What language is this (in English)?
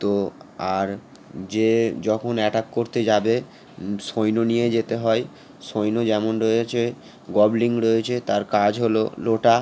Bangla